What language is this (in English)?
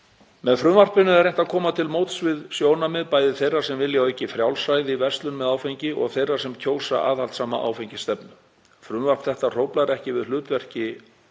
Icelandic